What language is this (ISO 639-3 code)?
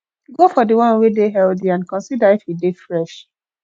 pcm